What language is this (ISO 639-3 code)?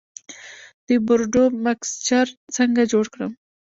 pus